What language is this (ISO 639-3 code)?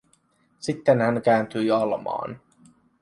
fin